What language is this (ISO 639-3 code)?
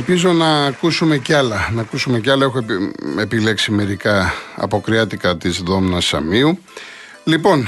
ell